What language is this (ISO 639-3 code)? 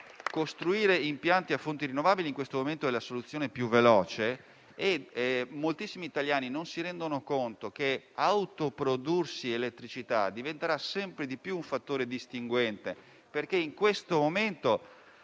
ita